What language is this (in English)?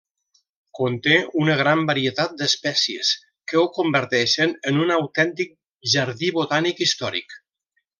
Catalan